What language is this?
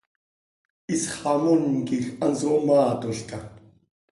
Seri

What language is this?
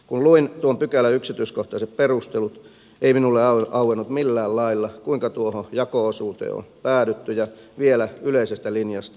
Finnish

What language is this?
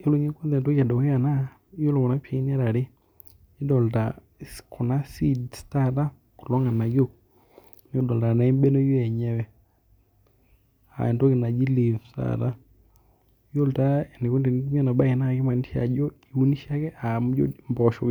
Masai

